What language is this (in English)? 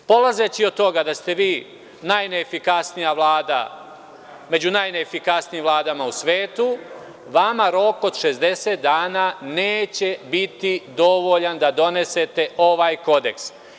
Serbian